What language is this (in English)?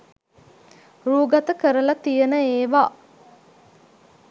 Sinhala